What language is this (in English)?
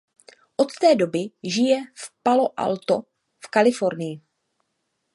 Czech